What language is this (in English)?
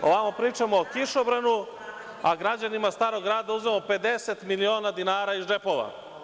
Serbian